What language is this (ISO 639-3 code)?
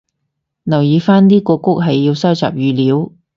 yue